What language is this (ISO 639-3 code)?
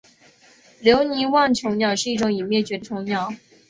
zho